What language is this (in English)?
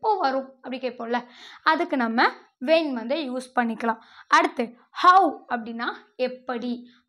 Tamil